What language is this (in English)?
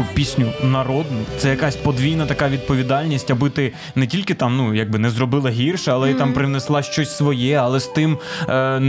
Ukrainian